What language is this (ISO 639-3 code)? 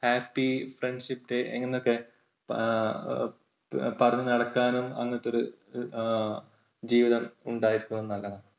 mal